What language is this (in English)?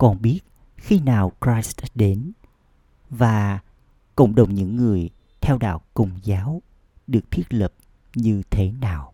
Vietnamese